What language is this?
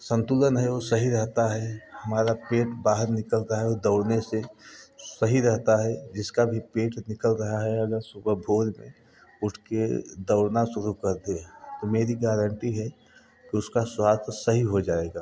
Hindi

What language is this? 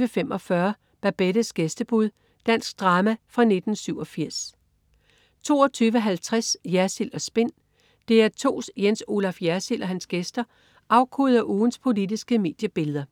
Danish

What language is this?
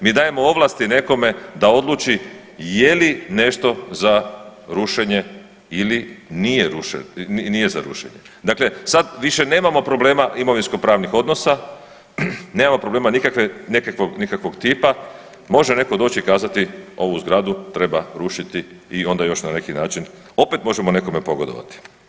Croatian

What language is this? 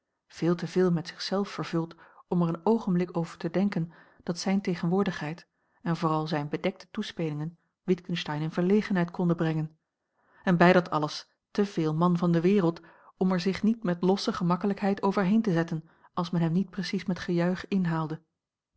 Dutch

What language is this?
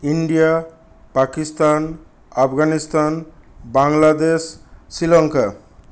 Bangla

